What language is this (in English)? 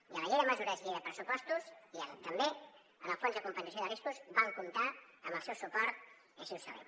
Catalan